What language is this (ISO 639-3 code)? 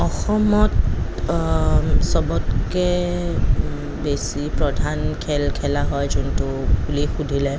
asm